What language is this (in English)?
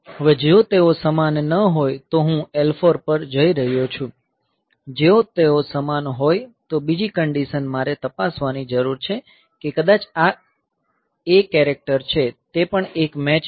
Gujarati